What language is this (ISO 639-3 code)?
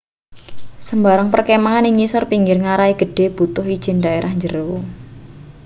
jav